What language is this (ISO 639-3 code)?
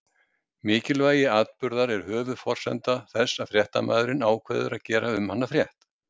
isl